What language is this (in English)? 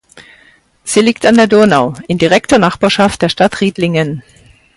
German